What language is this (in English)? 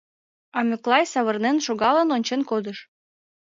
Mari